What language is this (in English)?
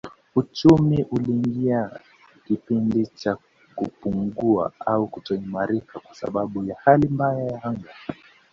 Swahili